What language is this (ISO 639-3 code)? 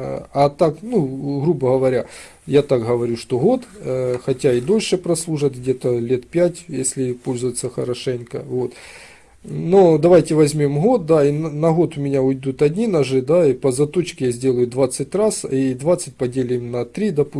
rus